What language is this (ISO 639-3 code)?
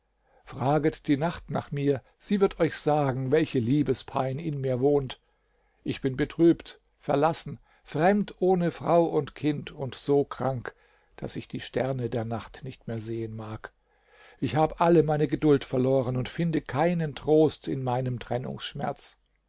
deu